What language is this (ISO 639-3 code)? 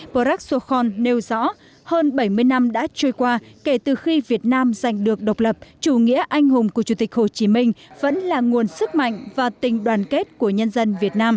vie